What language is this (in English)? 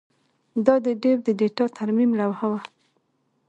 Pashto